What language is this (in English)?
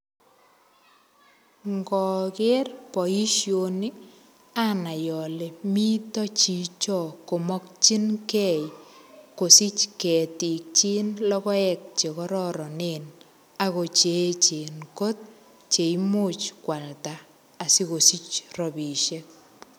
Kalenjin